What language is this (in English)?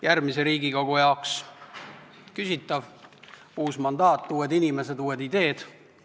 Estonian